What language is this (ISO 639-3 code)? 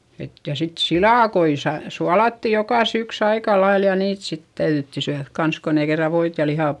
fin